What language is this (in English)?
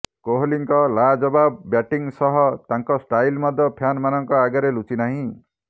Odia